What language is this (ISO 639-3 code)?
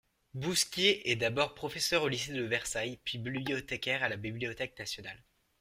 fra